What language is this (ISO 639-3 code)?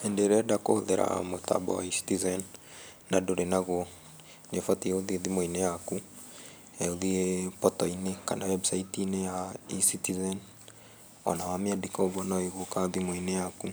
kik